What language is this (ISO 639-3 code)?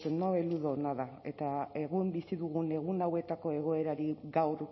eus